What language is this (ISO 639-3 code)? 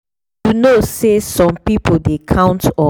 pcm